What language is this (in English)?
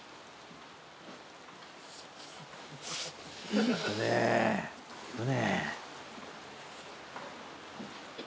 Japanese